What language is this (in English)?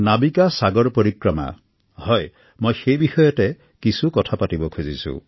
Assamese